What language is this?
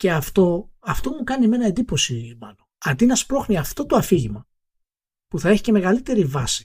Greek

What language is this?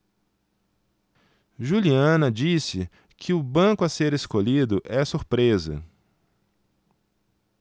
Portuguese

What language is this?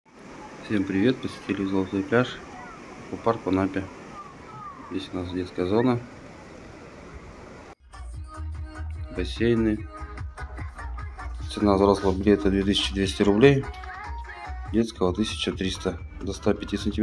Russian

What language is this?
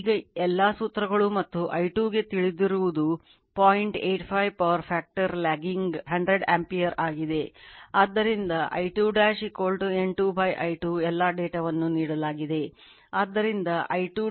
Kannada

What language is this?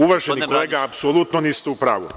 Serbian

